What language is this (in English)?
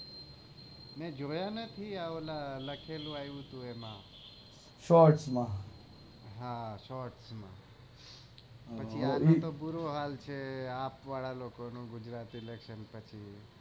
Gujarati